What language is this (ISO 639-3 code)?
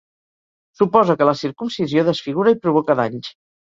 cat